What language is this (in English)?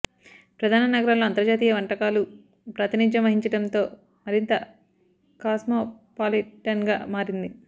Telugu